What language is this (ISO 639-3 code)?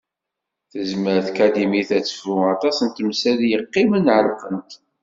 kab